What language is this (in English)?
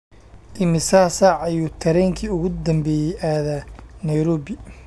Somali